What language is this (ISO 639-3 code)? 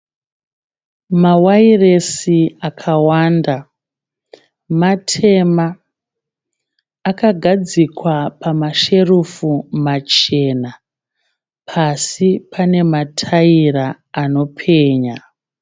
sna